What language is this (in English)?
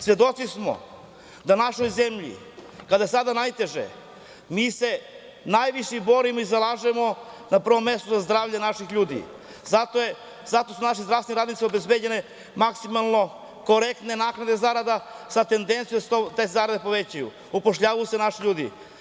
Serbian